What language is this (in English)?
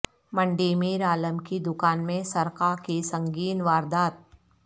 Urdu